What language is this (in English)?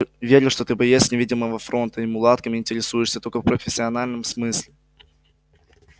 Russian